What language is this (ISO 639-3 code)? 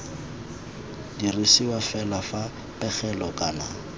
tsn